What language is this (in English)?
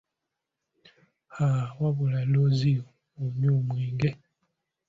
Ganda